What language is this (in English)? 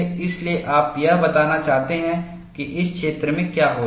Hindi